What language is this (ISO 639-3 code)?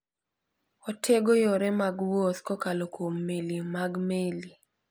luo